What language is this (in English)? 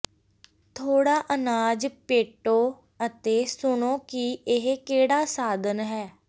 Punjabi